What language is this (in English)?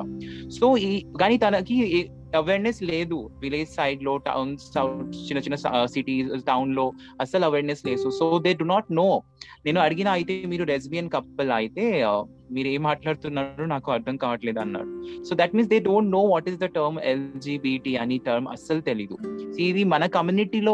Telugu